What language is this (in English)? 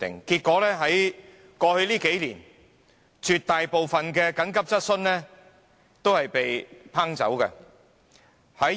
Cantonese